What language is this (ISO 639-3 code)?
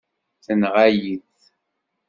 kab